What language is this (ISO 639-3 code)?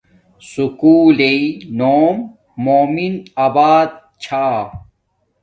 dmk